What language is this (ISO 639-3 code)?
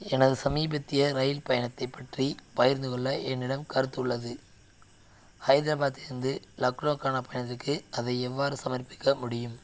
tam